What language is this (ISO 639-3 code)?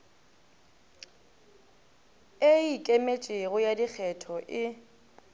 nso